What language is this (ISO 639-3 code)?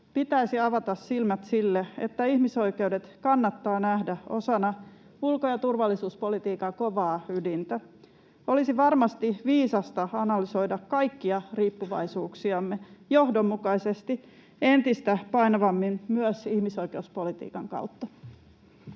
fin